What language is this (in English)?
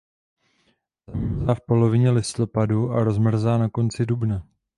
Czech